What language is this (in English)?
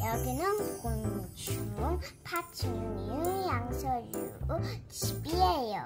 Korean